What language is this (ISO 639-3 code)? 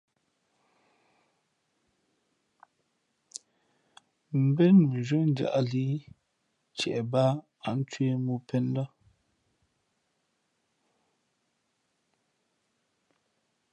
fmp